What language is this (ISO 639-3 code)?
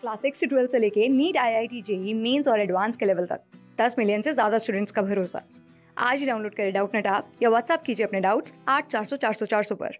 hin